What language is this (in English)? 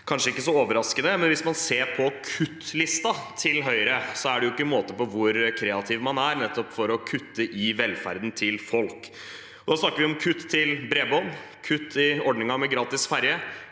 Norwegian